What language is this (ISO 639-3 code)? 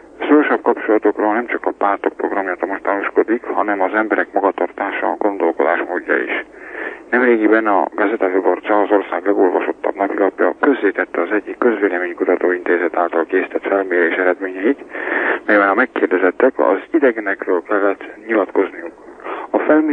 hun